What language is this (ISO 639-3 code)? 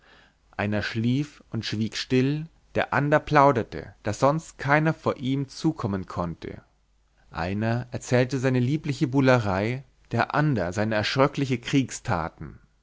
deu